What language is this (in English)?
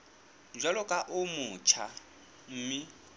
Southern Sotho